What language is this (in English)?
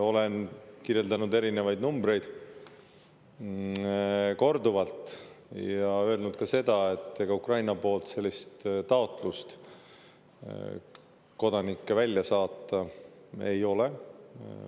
Estonian